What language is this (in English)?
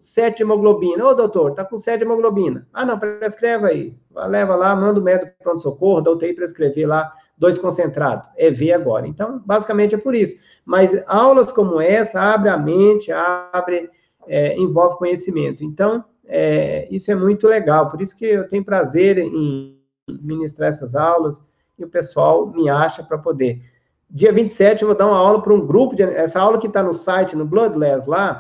Portuguese